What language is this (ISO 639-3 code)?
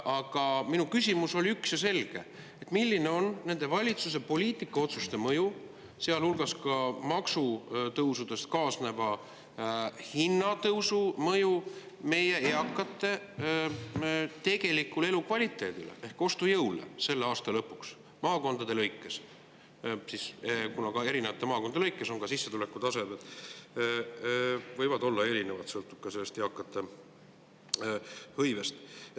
est